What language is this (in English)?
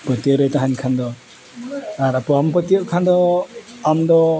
Santali